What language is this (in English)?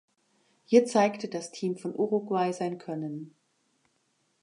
German